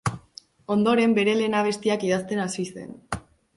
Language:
Basque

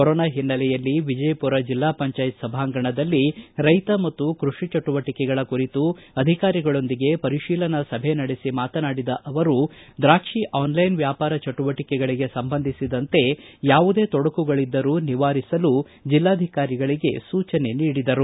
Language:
Kannada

